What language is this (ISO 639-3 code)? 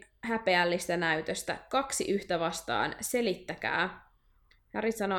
fin